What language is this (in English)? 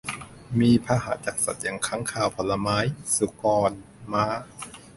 Thai